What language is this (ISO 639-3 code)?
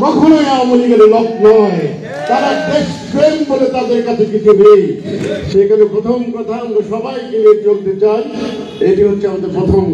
ara